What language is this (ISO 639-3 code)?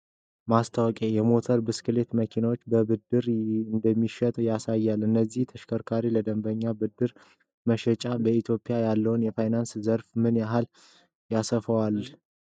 amh